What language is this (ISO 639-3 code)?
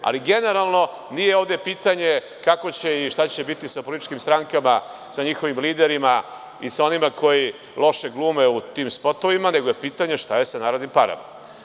srp